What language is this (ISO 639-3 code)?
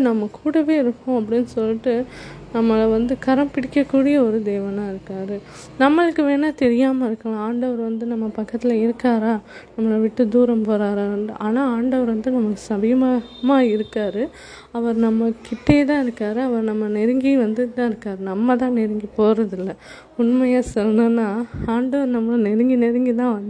tam